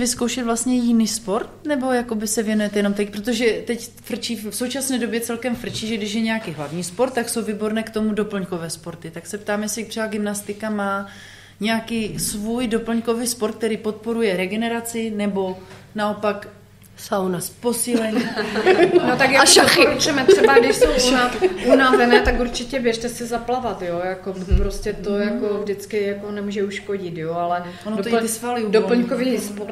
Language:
Czech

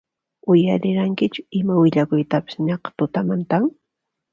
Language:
Puno Quechua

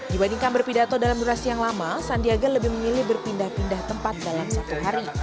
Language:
Indonesian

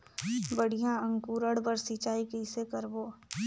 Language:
Chhattisgarhi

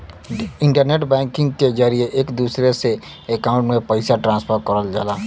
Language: Bhojpuri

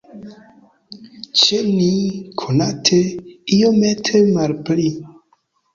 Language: Esperanto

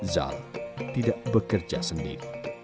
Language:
Indonesian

